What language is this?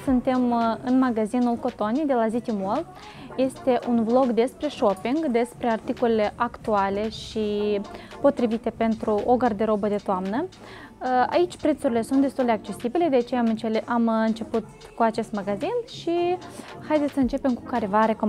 Romanian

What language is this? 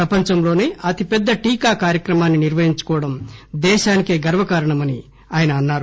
Telugu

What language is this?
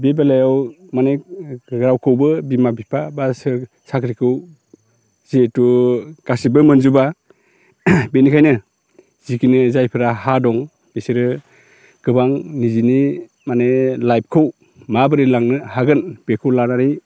Bodo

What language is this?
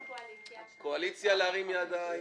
Hebrew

